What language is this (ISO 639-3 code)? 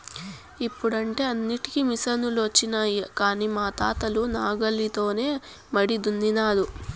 tel